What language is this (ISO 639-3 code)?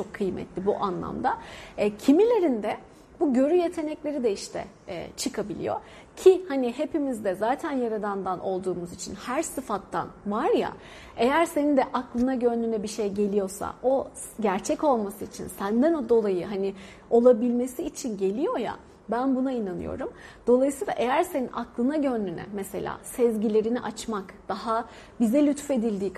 tur